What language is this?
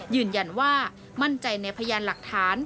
Thai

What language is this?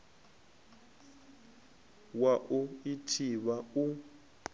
Venda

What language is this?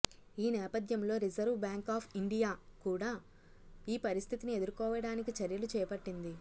Telugu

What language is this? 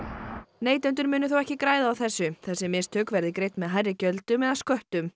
Icelandic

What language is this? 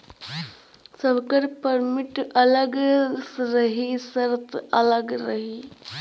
Bhojpuri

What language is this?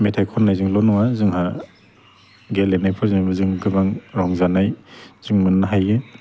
Bodo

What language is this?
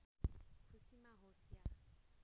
Nepali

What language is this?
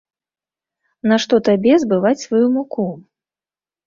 Belarusian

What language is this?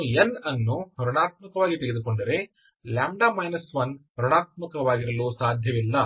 Kannada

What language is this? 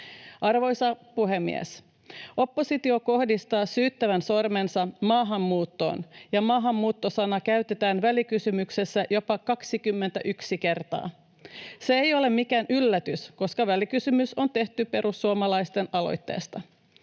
Finnish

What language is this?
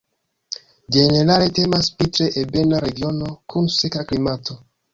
Esperanto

